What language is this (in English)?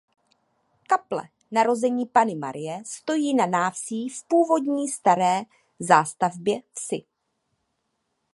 Czech